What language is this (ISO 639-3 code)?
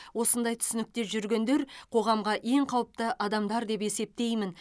kaz